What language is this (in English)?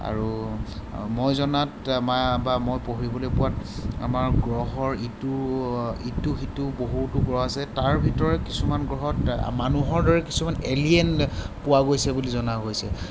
Assamese